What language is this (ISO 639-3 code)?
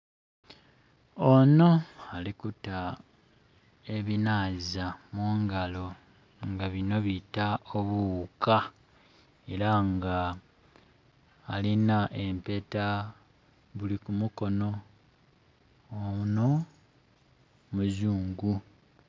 xog